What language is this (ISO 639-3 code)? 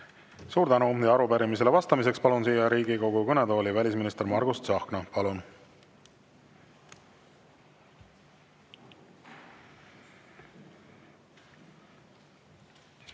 est